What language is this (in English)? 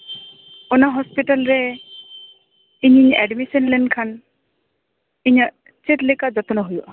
Santali